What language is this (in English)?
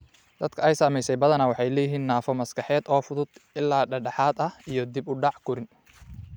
Somali